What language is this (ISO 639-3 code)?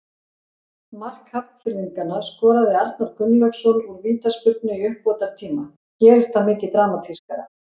isl